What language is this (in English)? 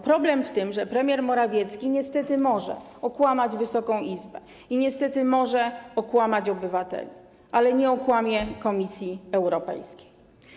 Polish